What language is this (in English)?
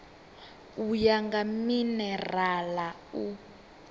Venda